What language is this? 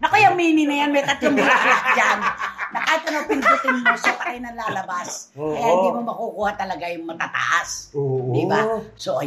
Filipino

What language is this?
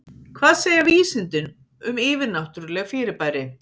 Icelandic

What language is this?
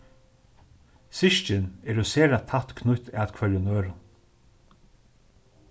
Faroese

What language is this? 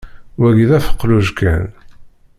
Kabyle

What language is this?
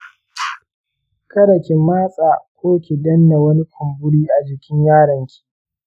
Hausa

